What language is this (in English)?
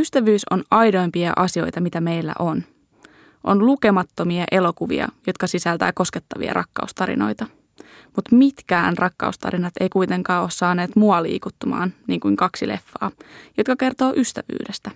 Finnish